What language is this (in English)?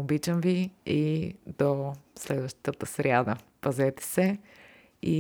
Bulgarian